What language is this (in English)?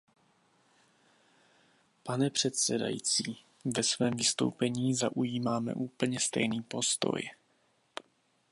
Czech